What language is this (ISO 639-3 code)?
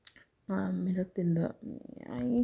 mni